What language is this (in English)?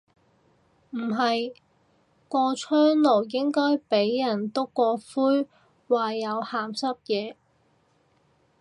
Cantonese